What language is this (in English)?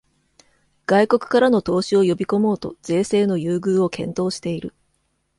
Japanese